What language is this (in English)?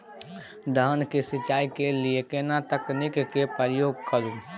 Maithili